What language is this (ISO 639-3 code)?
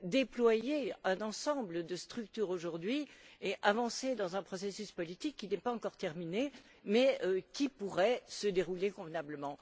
fra